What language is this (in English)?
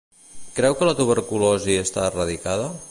Catalan